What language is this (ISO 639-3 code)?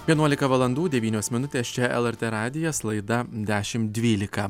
lit